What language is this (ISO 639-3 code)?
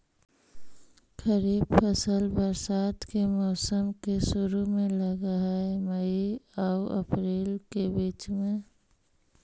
mag